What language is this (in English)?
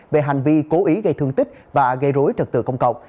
Vietnamese